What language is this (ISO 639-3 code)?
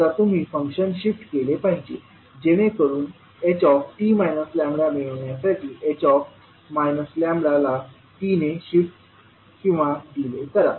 mar